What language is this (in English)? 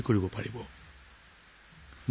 Assamese